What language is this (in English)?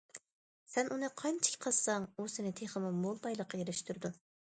Uyghur